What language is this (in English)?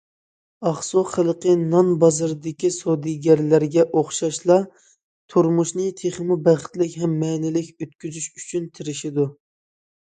Uyghur